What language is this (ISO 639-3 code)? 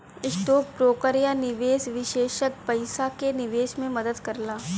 bho